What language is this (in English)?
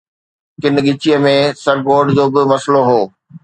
Sindhi